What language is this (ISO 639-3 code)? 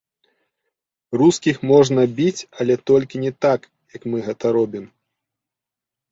bel